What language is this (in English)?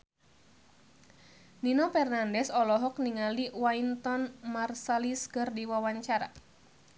Sundanese